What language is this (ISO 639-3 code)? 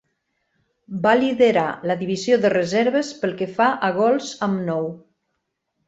cat